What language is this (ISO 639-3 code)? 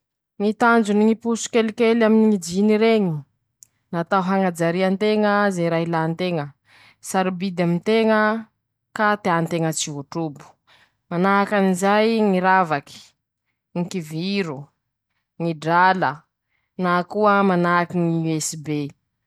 msh